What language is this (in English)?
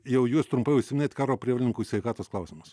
Lithuanian